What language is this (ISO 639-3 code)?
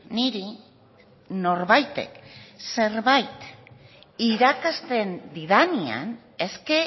eus